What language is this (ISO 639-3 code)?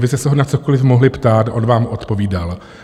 ces